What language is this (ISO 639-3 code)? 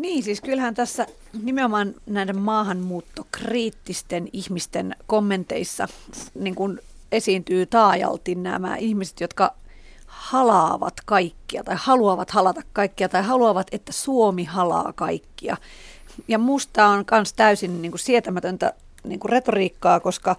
fin